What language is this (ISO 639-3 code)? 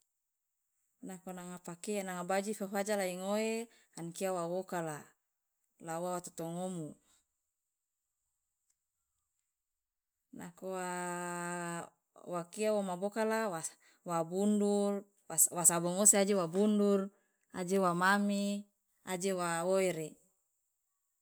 loa